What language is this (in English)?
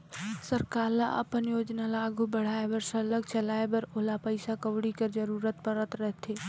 Chhattisgarhi